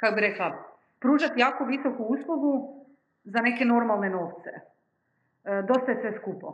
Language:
Croatian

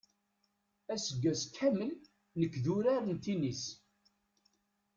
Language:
Kabyle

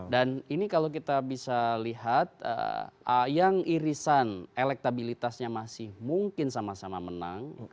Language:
Indonesian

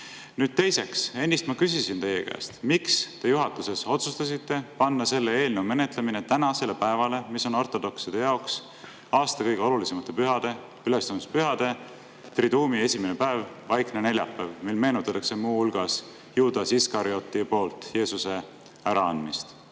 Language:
Estonian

